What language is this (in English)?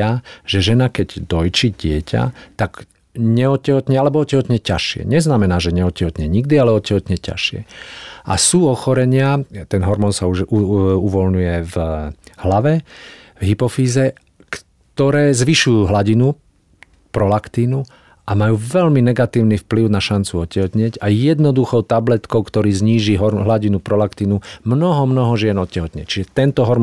Slovak